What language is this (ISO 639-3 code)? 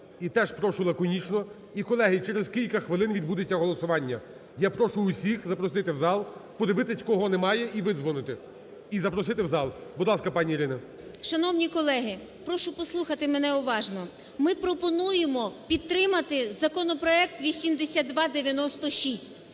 ukr